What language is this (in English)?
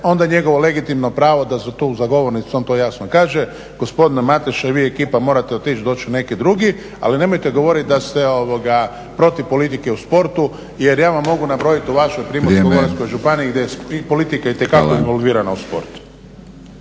Croatian